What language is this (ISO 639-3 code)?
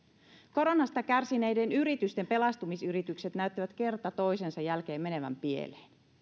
fin